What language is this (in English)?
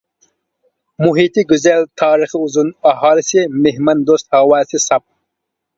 Uyghur